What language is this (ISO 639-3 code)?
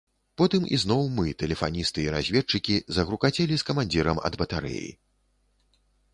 bel